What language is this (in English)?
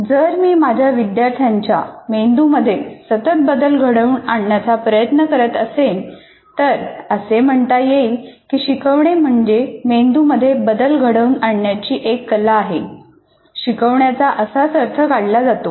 Marathi